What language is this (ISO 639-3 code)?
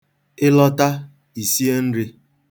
ibo